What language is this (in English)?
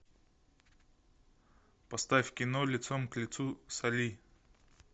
Russian